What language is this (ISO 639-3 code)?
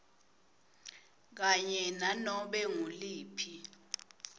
ssw